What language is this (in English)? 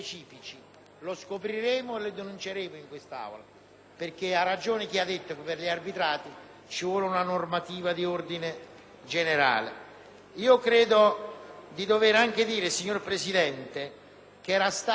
Italian